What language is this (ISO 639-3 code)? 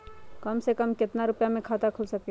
mag